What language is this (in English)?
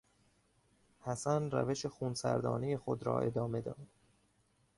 Persian